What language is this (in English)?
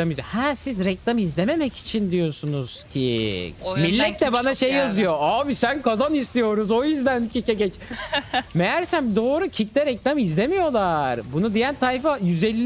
Turkish